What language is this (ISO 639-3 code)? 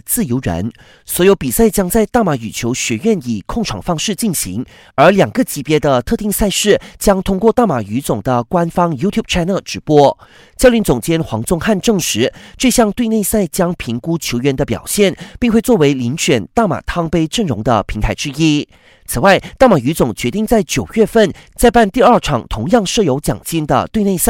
zho